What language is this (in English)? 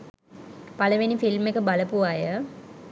Sinhala